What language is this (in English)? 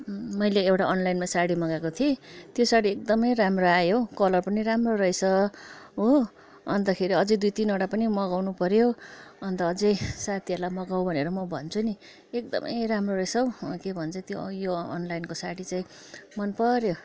Nepali